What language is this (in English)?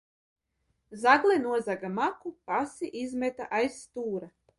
Latvian